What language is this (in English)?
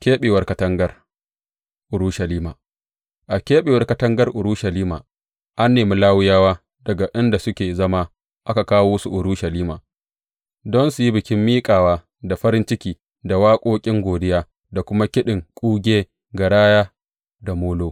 Hausa